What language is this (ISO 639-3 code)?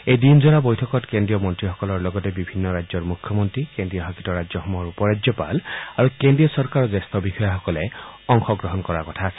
asm